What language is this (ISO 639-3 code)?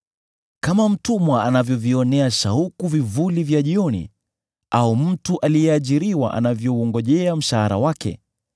swa